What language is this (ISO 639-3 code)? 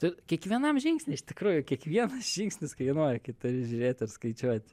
lit